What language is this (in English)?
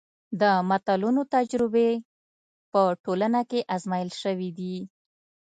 Pashto